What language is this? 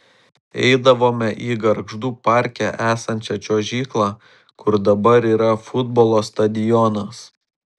Lithuanian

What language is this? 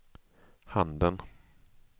Swedish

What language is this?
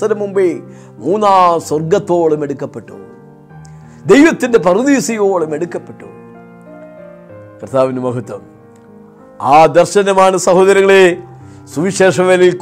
Malayalam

